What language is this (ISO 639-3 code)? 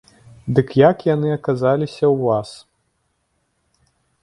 bel